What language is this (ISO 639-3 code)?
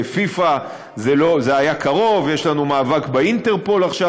heb